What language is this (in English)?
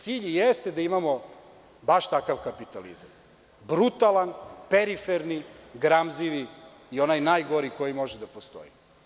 Serbian